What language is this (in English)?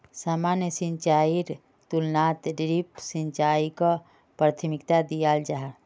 Magahi